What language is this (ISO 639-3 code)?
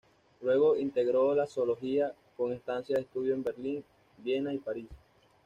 spa